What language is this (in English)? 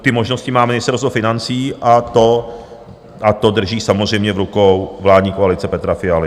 Czech